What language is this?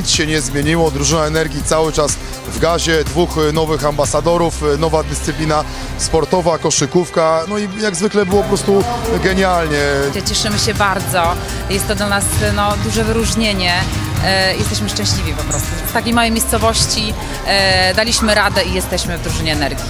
Polish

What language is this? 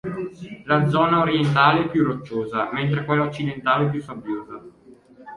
Italian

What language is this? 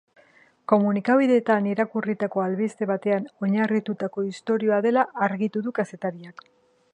Basque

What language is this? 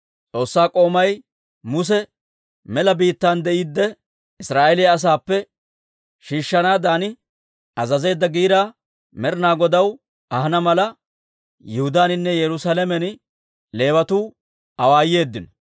Dawro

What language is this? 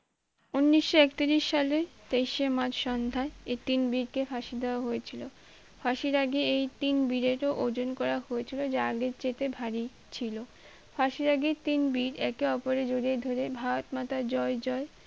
Bangla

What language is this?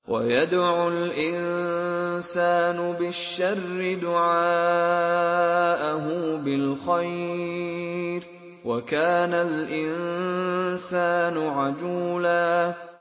Arabic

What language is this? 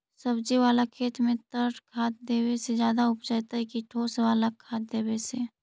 Magahi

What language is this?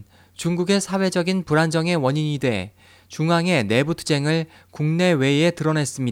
Korean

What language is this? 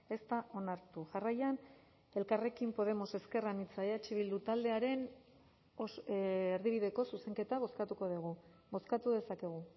Basque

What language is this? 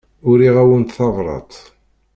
Kabyle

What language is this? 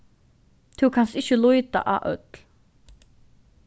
Faroese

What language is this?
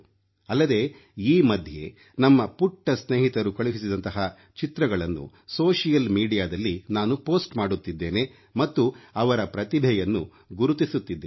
Kannada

